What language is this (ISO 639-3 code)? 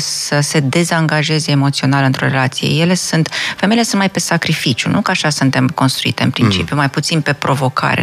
ron